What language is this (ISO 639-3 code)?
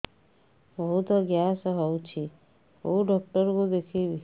ori